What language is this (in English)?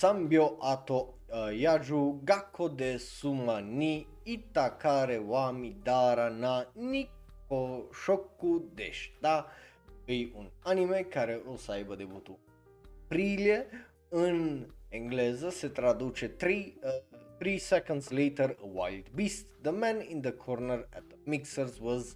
Romanian